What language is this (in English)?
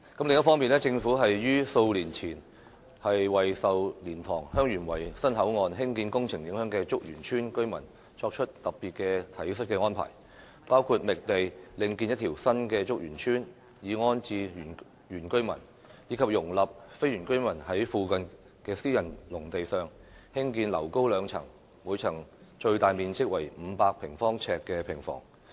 Cantonese